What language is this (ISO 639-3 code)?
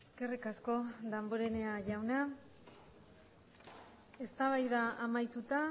eus